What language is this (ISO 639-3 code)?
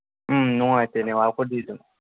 mni